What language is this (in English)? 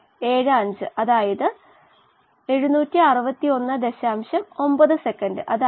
Malayalam